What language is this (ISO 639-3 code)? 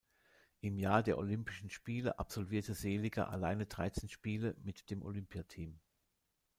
deu